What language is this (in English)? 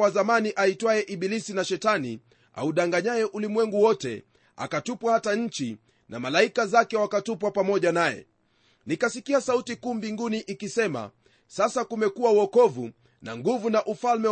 Swahili